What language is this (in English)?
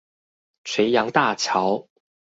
Chinese